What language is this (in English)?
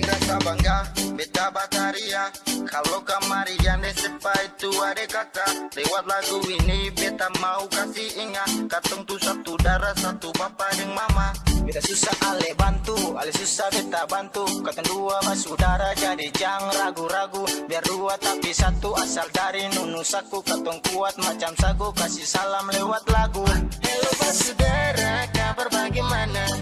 Indonesian